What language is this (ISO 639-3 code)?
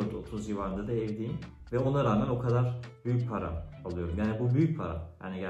tur